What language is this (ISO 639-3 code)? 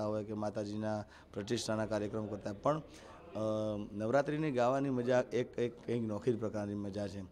hin